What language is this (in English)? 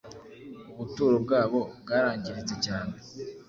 Kinyarwanda